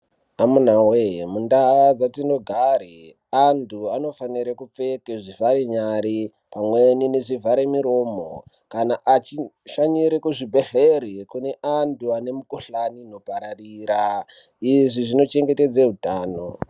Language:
Ndau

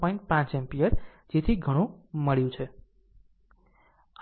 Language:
Gujarati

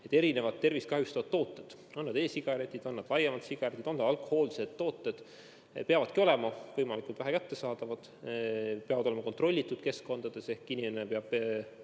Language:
Estonian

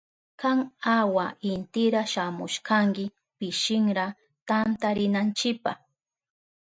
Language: Southern Pastaza Quechua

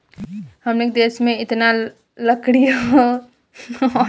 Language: Bhojpuri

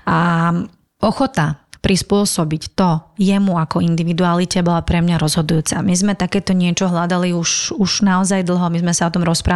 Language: Slovak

